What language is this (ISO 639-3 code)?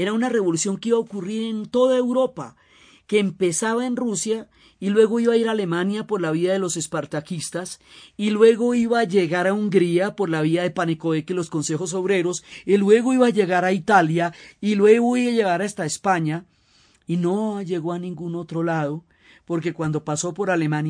spa